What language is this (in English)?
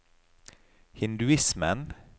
Norwegian